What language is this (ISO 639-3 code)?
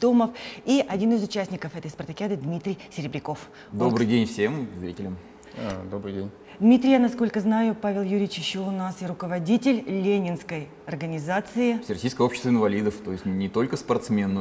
rus